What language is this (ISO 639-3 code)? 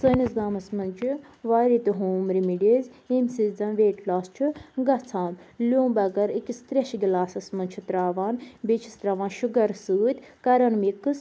kas